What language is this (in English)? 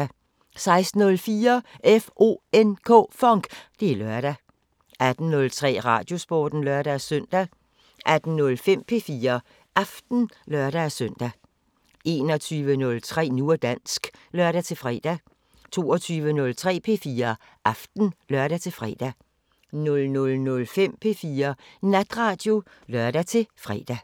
Danish